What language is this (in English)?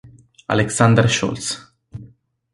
Italian